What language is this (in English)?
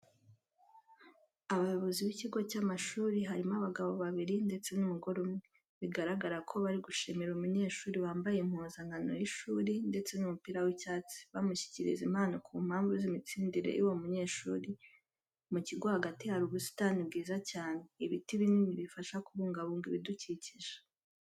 Kinyarwanda